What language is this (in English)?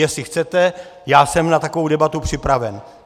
Czech